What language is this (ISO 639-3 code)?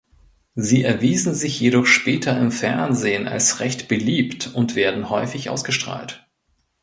deu